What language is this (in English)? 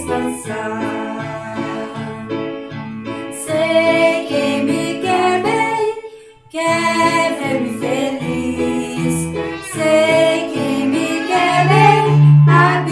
Portuguese